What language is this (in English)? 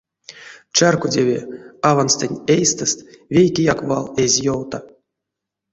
Erzya